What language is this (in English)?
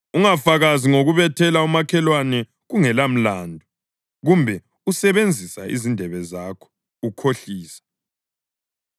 North Ndebele